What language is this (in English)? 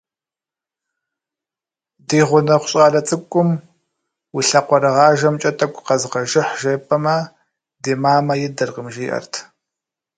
Kabardian